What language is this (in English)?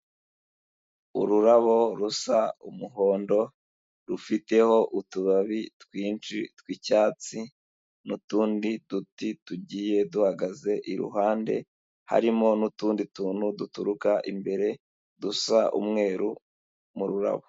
Kinyarwanda